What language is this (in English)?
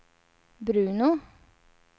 Swedish